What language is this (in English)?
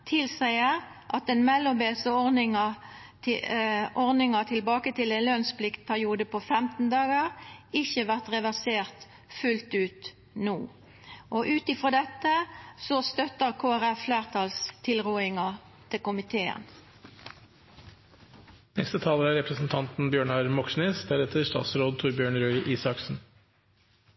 Norwegian Nynorsk